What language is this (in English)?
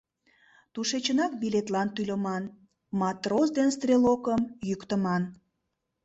Mari